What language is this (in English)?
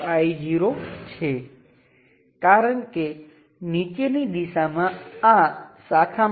Gujarati